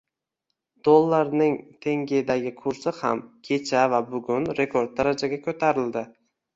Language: Uzbek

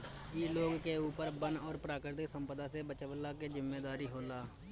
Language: Bhojpuri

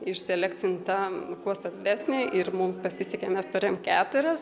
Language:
Lithuanian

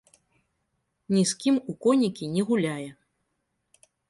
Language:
Belarusian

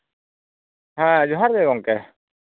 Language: Santali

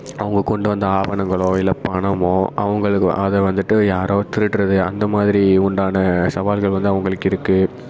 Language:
Tamil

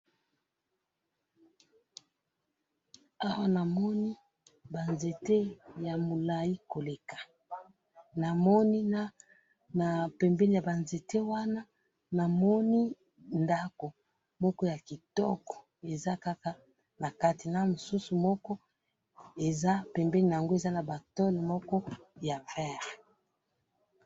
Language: Lingala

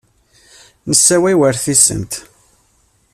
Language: Kabyle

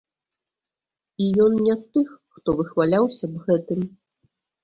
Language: Belarusian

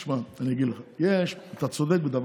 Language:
Hebrew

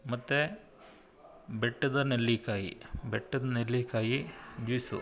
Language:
Kannada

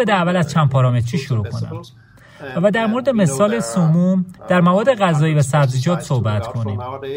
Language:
Persian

